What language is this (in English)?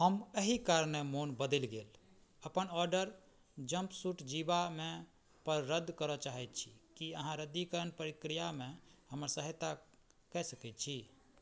Maithili